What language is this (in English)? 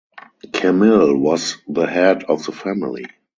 English